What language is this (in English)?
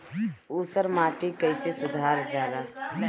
Bhojpuri